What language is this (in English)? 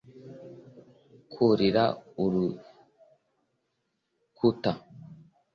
Kinyarwanda